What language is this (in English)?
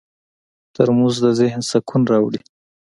Pashto